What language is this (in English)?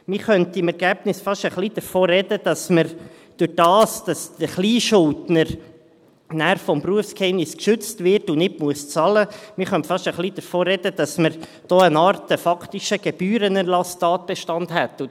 Swiss German